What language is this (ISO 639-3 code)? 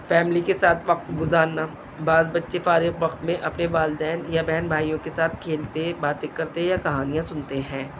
urd